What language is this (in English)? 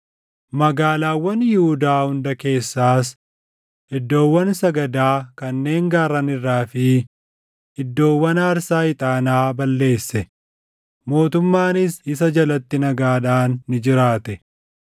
Oromo